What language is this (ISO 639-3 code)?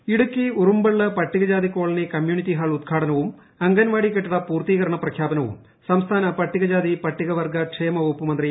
mal